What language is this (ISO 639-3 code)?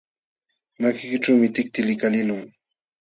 qxw